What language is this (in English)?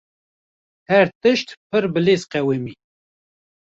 Kurdish